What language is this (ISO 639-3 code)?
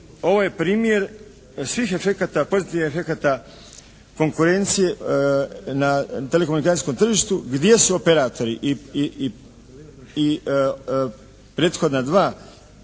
hrv